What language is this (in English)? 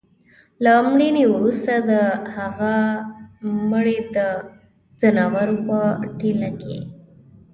Pashto